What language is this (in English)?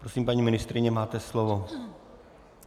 Czech